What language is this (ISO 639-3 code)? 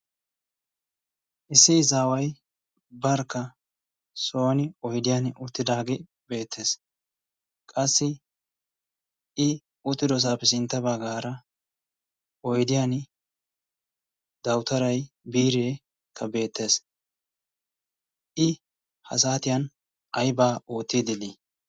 wal